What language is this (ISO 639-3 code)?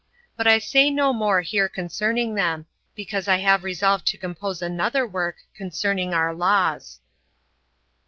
eng